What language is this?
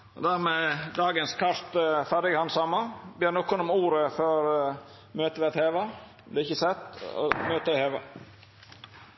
Norwegian Nynorsk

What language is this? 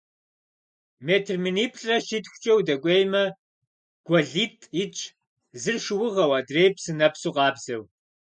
Kabardian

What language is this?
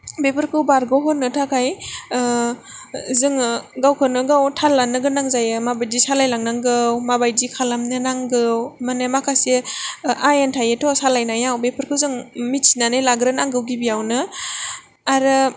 Bodo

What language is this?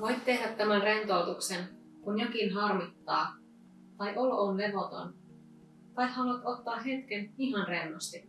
Finnish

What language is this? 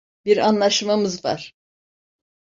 Turkish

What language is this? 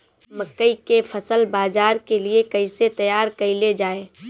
Bhojpuri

